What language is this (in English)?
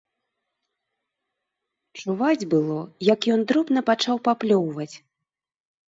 Belarusian